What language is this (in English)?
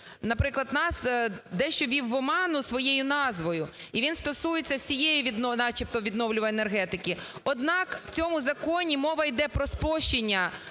Ukrainian